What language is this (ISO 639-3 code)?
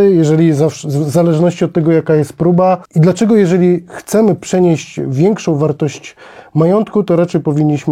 pol